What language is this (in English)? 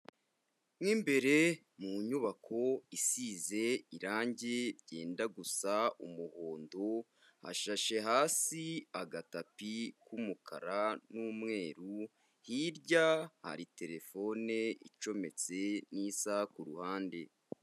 Kinyarwanda